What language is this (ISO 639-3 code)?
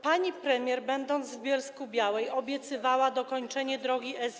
pol